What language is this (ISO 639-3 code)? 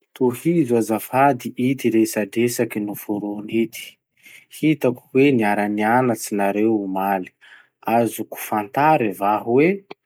msh